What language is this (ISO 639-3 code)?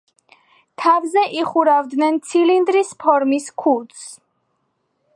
kat